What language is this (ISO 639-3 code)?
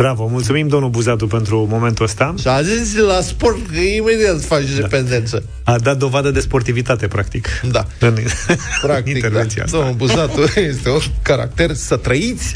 ron